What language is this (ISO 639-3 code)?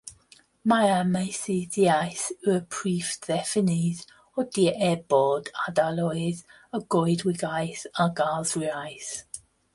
cym